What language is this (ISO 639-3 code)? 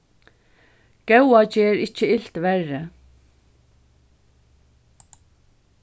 fao